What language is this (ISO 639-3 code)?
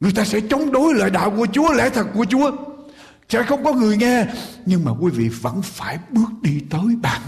vie